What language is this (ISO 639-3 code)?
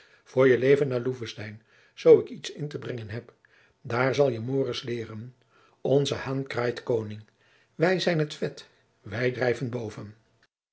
nld